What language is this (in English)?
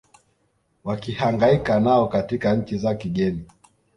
Swahili